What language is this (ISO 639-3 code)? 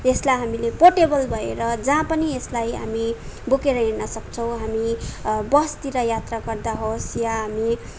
nep